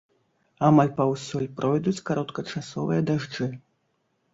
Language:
Belarusian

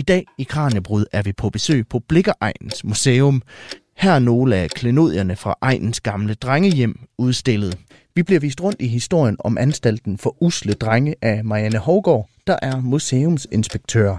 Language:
Danish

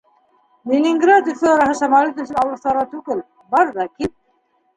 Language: Bashkir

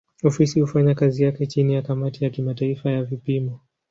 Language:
Swahili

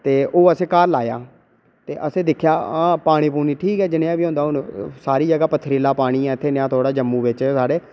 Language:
Dogri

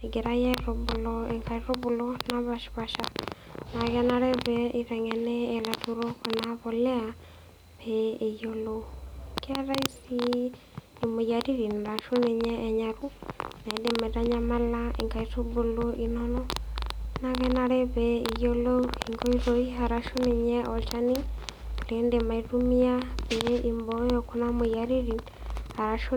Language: Masai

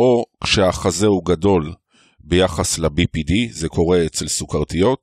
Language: Hebrew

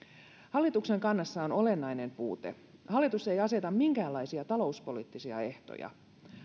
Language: Finnish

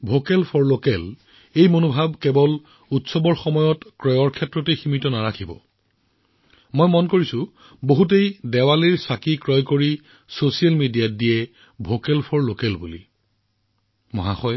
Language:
Assamese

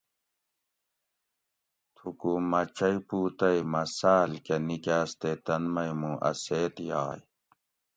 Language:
Gawri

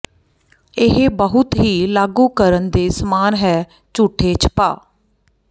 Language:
Punjabi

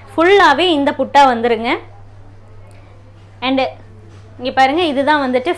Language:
Tamil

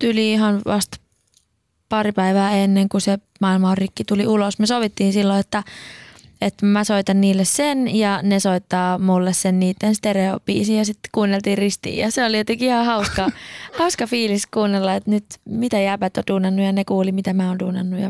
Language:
Finnish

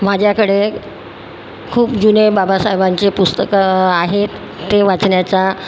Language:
Marathi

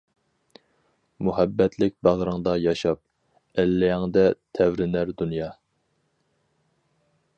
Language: Uyghur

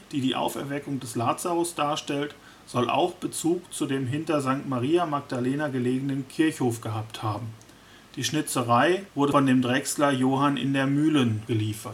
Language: German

